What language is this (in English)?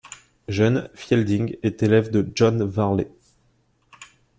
French